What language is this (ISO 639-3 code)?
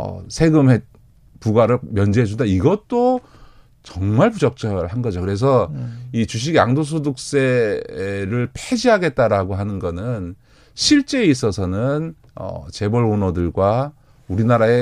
kor